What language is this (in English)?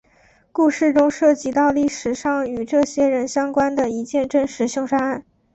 Chinese